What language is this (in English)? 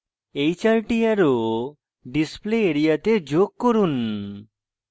Bangla